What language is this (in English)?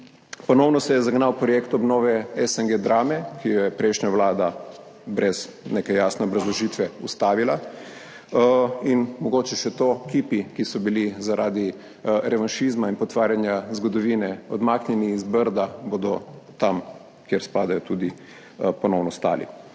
Slovenian